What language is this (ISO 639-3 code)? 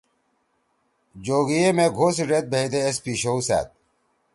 trw